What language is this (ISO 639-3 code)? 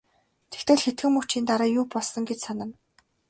mon